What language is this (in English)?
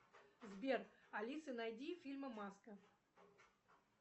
Russian